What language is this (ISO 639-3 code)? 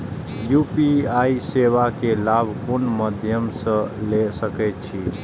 mai